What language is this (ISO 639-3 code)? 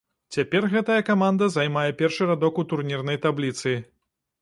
bel